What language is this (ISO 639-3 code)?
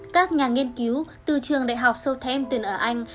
vie